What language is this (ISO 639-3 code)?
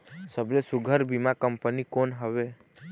hne